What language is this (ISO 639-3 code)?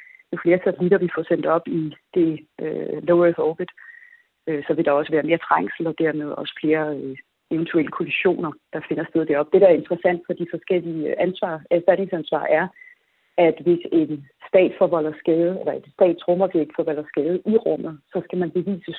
dan